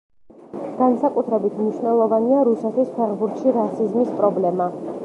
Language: Georgian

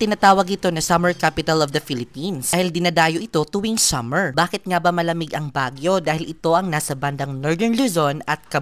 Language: Filipino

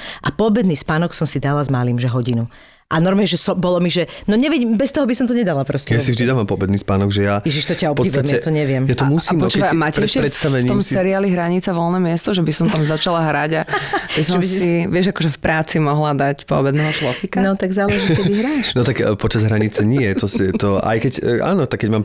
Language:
Slovak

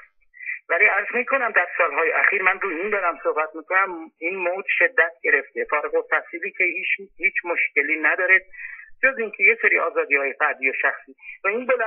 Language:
Persian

